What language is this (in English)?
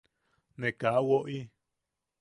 Yaqui